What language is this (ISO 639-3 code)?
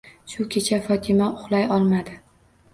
uzb